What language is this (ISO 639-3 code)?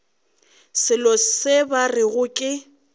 nso